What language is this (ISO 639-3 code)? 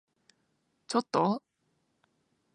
jpn